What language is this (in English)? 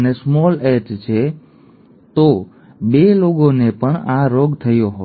Gujarati